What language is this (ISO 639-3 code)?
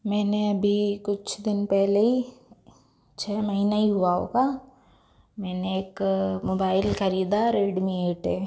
hin